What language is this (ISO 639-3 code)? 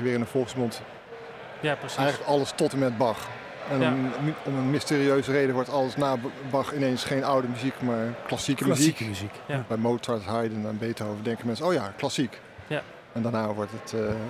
nld